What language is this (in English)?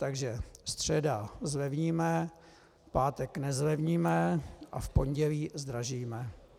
Czech